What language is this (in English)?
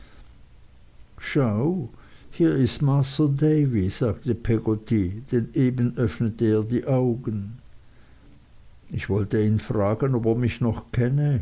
German